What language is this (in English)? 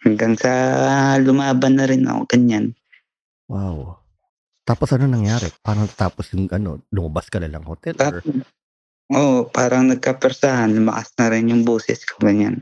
Filipino